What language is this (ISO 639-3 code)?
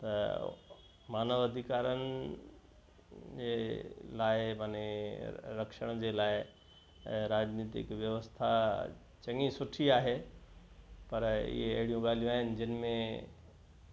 snd